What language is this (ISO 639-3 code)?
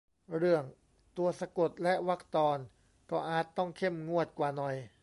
tha